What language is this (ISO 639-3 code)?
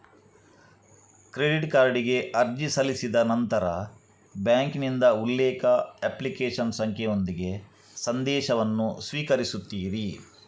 kan